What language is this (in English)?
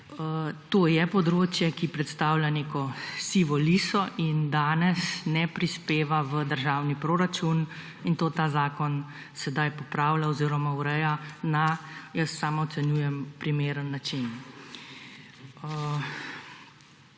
Slovenian